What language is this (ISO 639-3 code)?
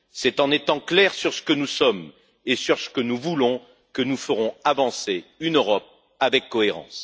fra